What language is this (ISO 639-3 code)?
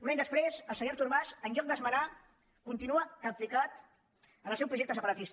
cat